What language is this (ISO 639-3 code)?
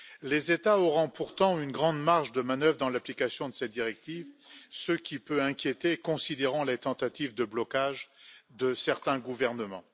fra